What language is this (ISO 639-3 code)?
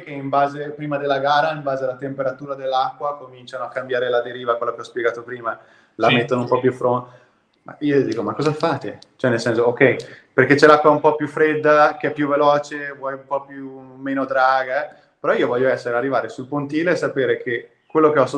ita